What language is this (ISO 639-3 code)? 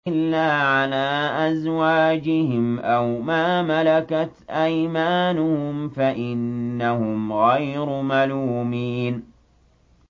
ara